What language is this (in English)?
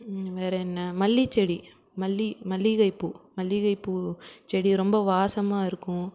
Tamil